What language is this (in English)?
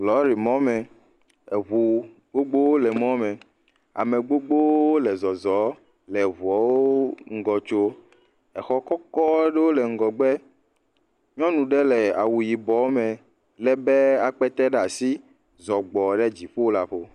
Ewe